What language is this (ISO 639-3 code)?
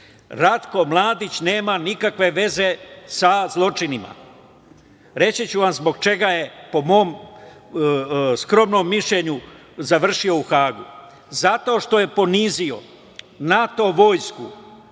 srp